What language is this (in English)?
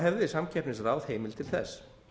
Icelandic